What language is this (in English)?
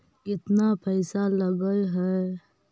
Magahi